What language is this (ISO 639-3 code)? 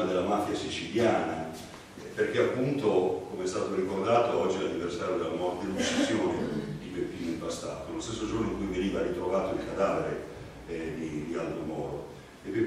ita